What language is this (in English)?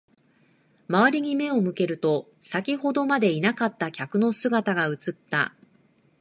Japanese